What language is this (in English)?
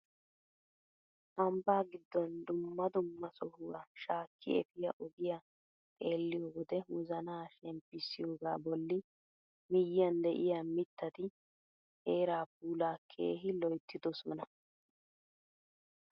Wolaytta